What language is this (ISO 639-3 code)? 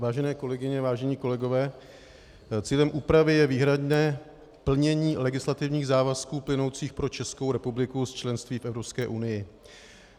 ces